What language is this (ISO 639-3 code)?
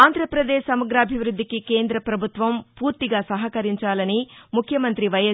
tel